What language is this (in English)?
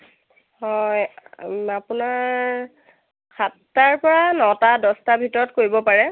Assamese